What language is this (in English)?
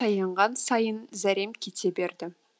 Kazakh